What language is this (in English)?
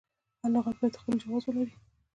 Pashto